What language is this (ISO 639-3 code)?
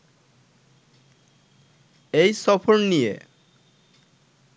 ben